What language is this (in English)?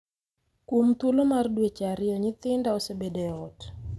Luo (Kenya and Tanzania)